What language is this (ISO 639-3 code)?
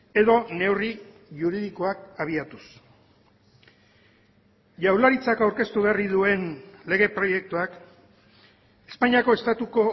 eus